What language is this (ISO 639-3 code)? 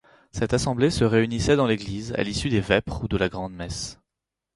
fra